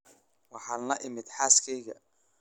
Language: Somali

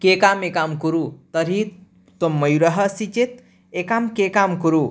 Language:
Sanskrit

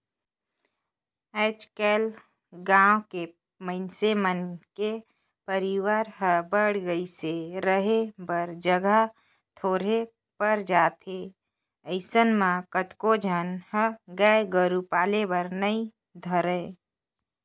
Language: Chhattisgarhi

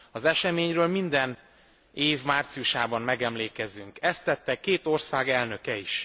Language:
Hungarian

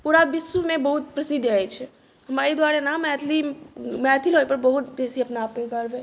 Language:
Maithili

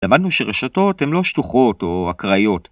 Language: Hebrew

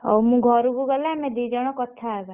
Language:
Odia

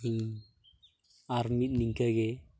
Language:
Santali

